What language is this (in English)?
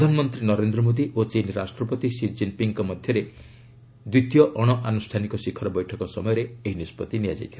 Odia